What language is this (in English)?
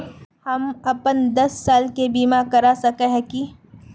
Magahi